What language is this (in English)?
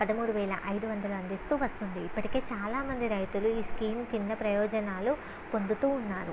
Telugu